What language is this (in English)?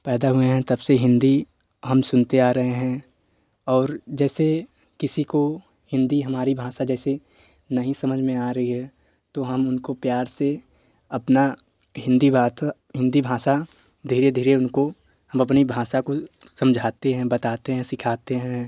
Hindi